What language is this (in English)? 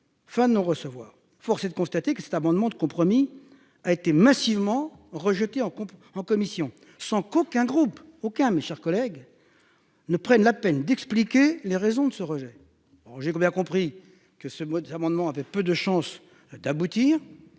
French